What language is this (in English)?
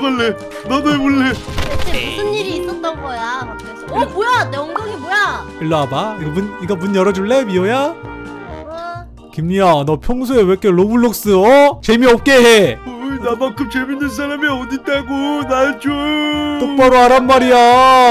Korean